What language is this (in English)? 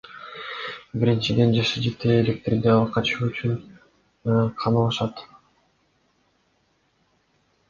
Kyrgyz